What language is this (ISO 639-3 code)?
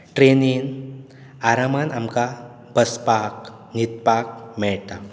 kok